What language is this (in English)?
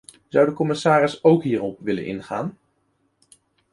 Dutch